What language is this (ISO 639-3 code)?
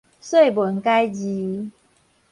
nan